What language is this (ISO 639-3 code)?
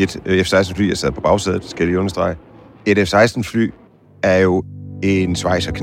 dan